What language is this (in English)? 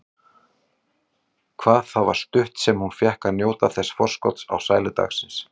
Icelandic